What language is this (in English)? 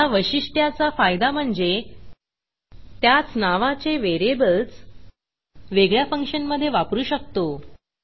Marathi